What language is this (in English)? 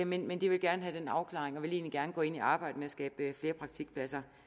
Danish